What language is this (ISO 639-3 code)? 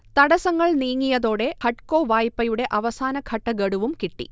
mal